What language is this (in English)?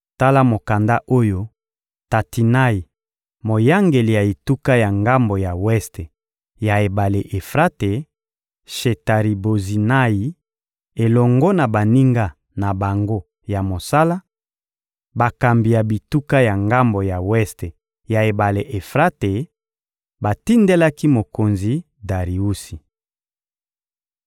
Lingala